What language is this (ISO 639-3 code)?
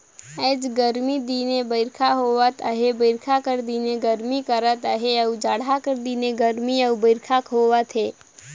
hne